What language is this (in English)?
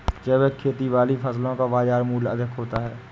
Hindi